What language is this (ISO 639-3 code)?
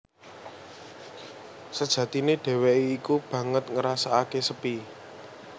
jav